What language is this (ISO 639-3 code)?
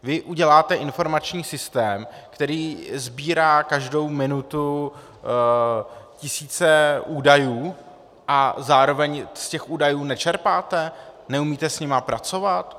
ces